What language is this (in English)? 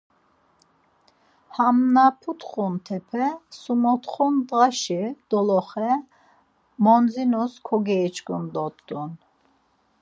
Laz